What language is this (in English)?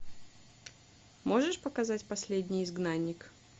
Russian